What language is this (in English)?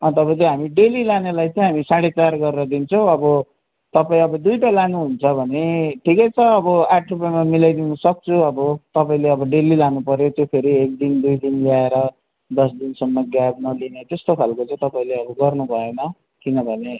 Nepali